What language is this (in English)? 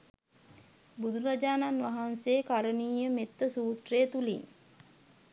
Sinhala